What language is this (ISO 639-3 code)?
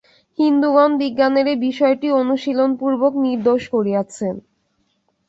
ben